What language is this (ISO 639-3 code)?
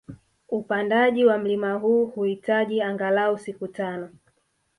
swa